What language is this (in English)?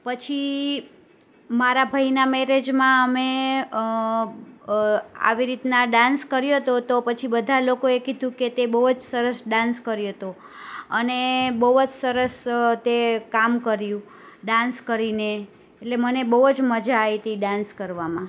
Gujarati